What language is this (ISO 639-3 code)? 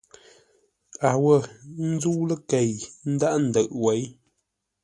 nla